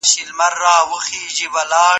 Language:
Pashto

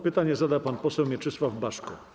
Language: Polish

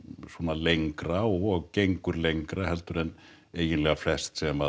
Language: Icelandic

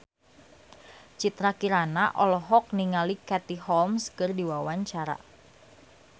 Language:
Sundanese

